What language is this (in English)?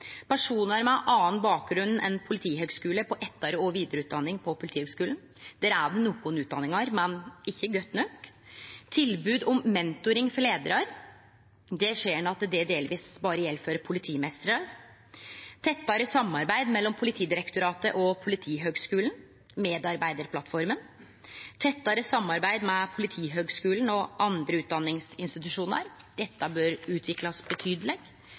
Norwegian Nynorsk